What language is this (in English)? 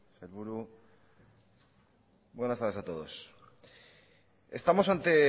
Spanish